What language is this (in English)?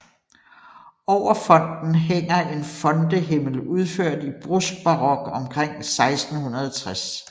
Danish